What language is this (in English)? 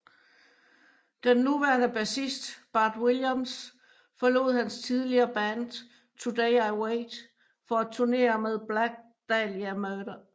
Danish